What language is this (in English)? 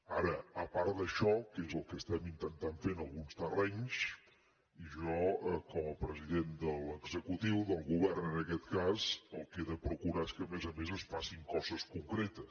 Catalan